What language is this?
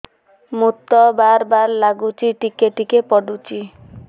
Odia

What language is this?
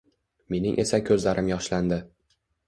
Uzbek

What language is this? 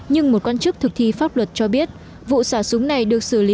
Vietnamese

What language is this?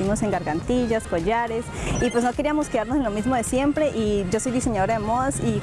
Spanish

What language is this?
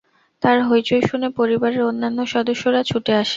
Bangla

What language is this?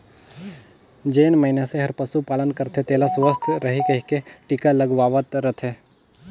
Chhattisgarhi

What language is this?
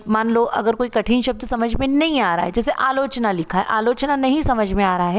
Hindi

